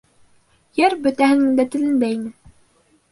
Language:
Bashkir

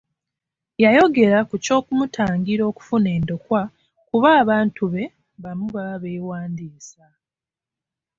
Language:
Ganda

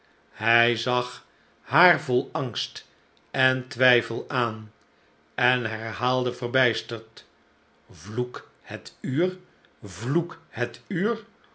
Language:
Dutch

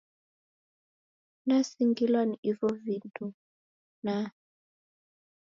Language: Taita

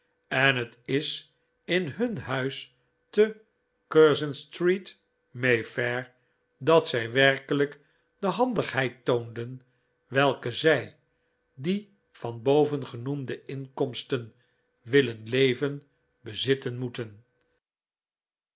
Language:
Dutch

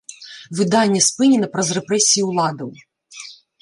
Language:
Belarusian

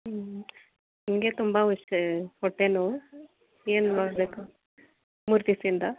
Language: Kannada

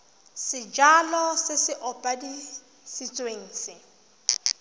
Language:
Tswana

